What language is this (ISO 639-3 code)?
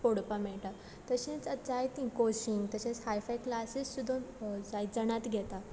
kok